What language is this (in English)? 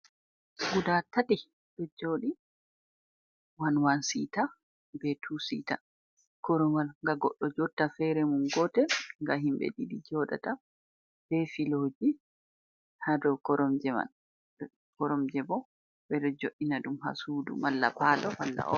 Fula